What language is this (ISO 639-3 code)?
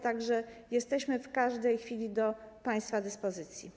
pol